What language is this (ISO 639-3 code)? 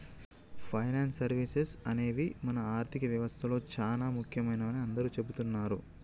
tel